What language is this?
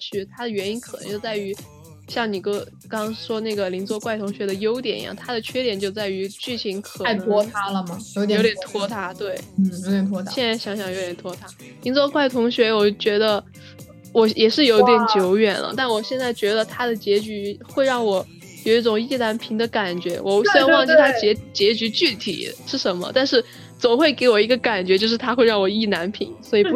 Chinese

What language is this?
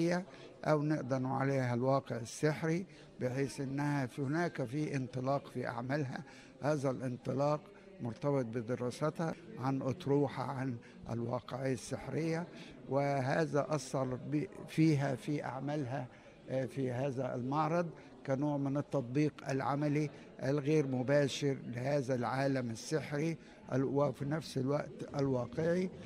Arabic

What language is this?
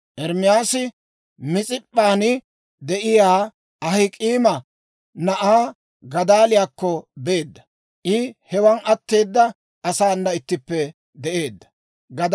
Dawro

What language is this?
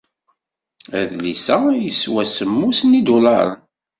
Kabyle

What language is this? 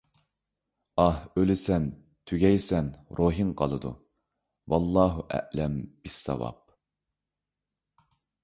Uyghur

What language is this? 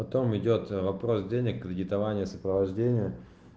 Russian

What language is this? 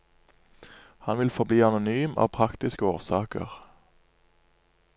Norwegian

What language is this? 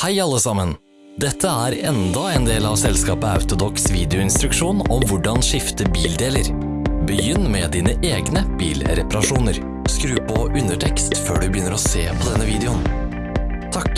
Norwegian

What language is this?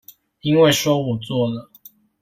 Chinese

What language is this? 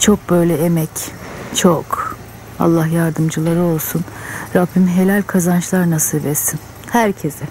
Turkish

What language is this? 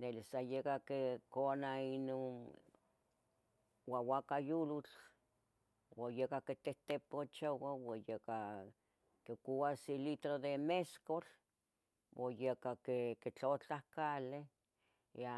Tetelcingo Nahuatl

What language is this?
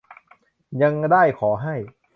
Thai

